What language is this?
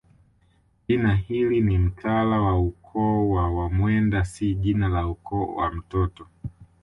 Swahili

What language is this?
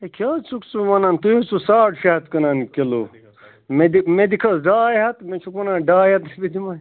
Kashmiri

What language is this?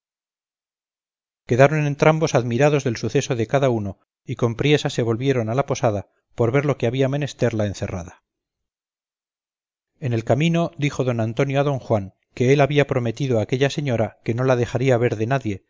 Spanish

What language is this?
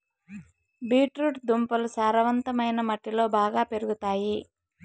Telugu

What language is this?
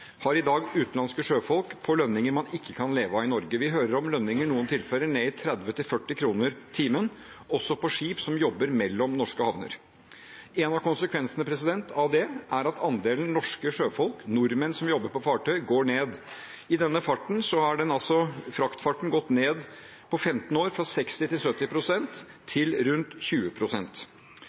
Norwegian Bokmål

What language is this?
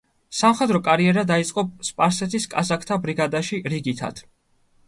Georgian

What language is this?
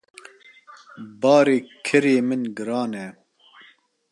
Kurdish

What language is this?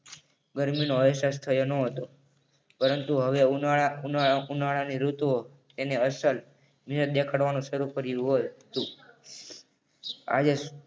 Gujarati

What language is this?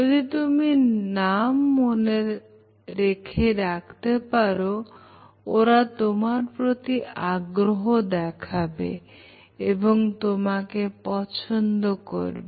Bangla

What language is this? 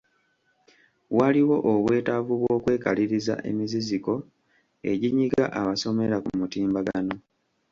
Ganda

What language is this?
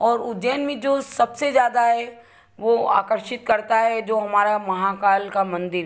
Hindi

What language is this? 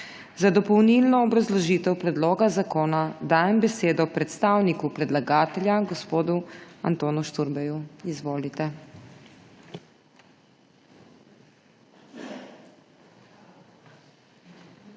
Slovenian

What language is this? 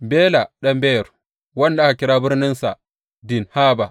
Hausa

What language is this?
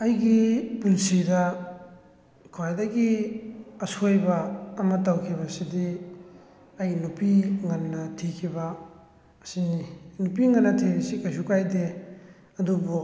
Manipuri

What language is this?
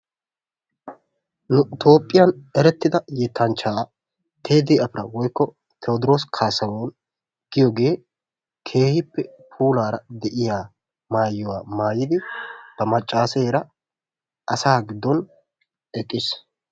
Wolaytta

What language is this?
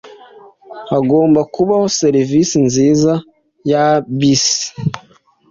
Kinyarwanda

